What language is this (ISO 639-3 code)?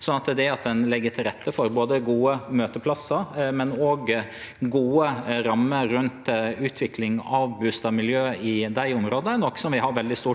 nor